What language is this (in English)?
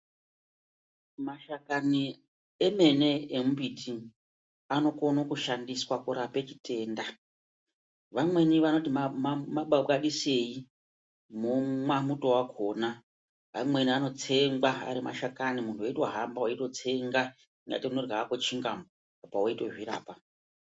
Ndau